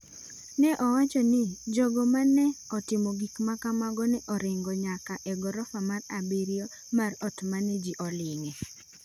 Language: Luo (Kenya and Tanzania)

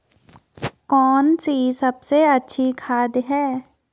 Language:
Hindi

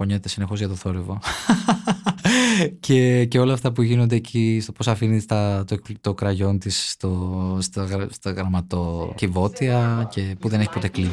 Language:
Greek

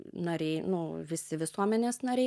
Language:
Lithuanian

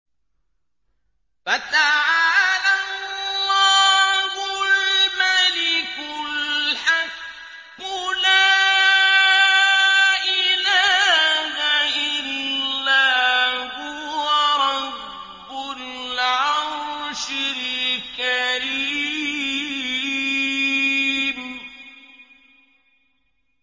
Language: Arabic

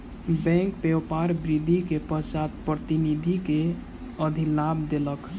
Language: Maithili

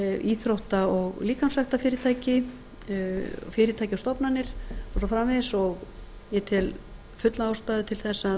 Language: Icelandic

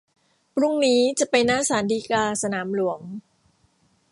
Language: Thai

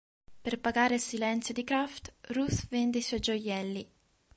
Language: Italian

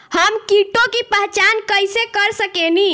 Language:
Bhojpuri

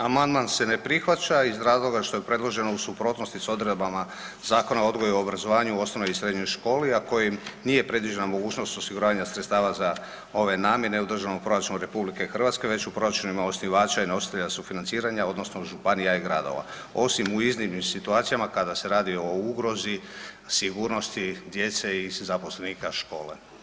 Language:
Croatian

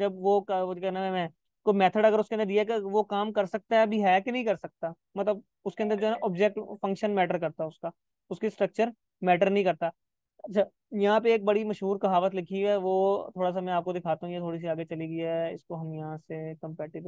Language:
Hindi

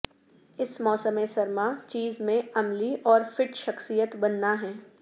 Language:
Urdu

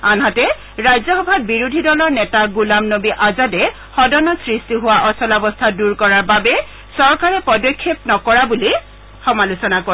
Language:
Assamese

